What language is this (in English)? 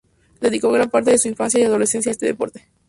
Spanish